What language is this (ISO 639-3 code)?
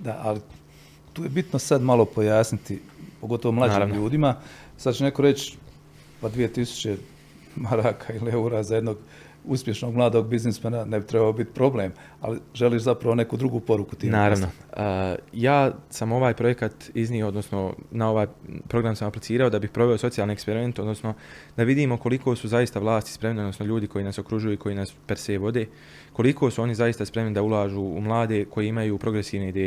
hrv